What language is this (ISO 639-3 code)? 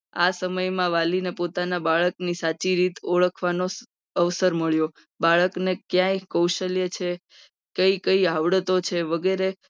guj